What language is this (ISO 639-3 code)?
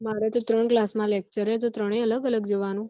guj